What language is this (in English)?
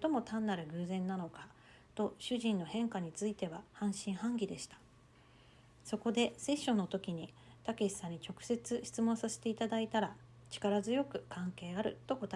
Japanese